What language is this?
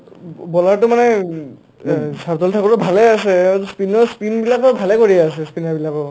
Assamese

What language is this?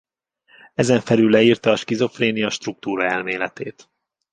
Hungarian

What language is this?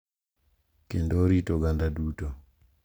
Luo (Kenya and Tanzania)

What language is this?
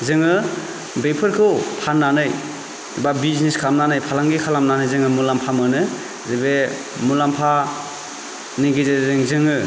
Bodo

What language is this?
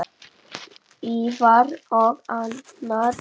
Icelandic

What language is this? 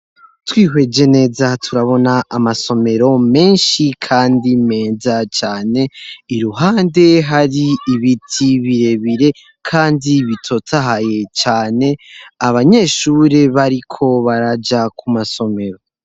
Rundi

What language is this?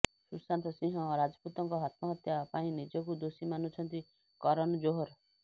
Odia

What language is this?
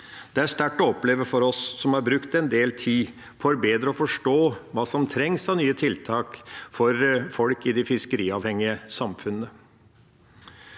Norwegian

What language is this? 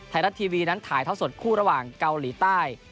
Thai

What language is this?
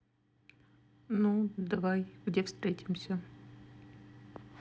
Russian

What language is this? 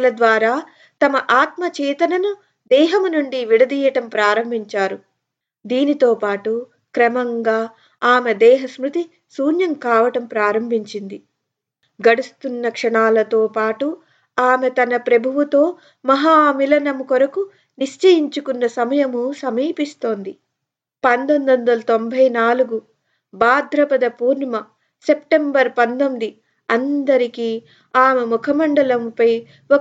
Telugu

